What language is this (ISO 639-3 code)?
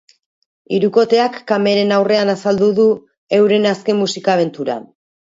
eus